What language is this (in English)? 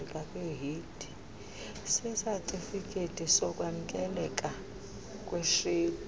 Xhosa